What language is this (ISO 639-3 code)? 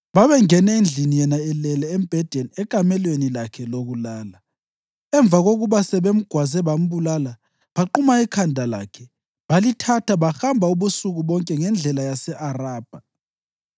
nde